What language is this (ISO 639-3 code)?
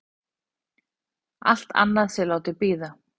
isl